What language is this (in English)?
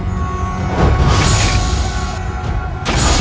Indonesian